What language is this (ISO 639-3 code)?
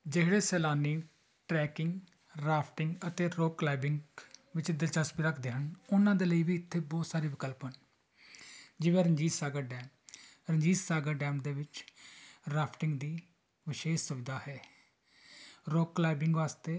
pan